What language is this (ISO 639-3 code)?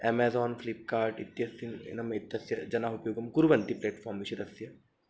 san